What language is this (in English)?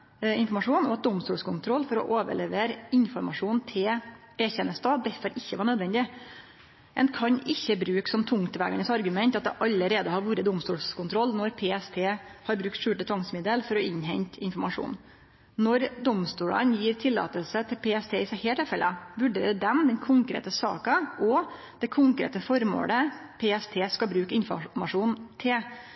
Norwegian Nynorsk